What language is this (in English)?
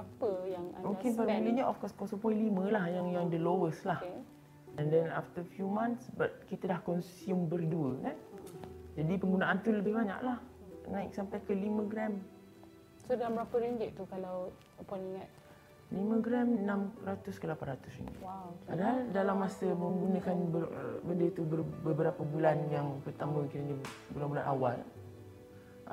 Malay